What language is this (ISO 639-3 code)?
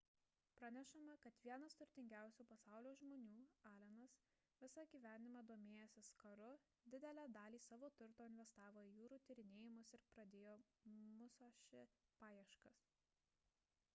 lit